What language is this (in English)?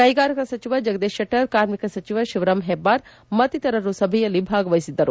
Kannada